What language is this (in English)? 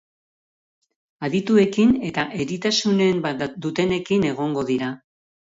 Basque